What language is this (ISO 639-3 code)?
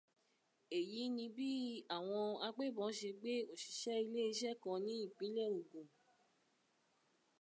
yor